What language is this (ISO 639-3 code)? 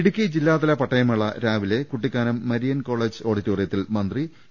mal